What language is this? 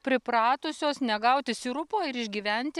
Lithuanian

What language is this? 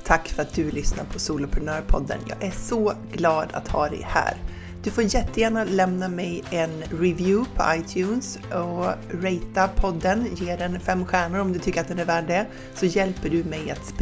Swedish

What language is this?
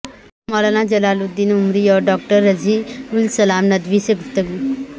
Urdu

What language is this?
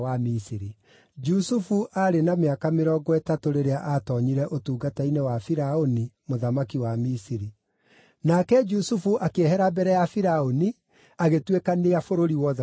Kikuyu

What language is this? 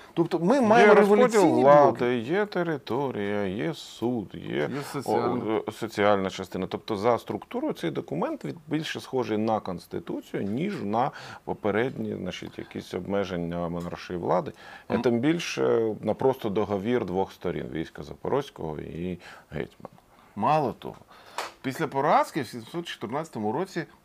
Ukrainian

